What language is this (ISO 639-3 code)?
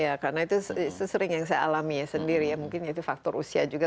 ind